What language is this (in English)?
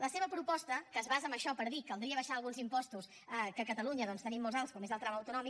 Catalan